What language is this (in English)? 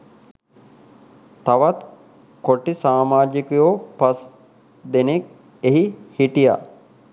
Sinhala